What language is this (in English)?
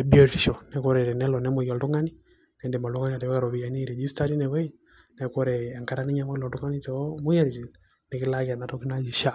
Masai